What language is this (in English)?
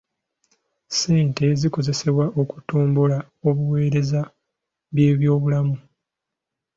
Ganda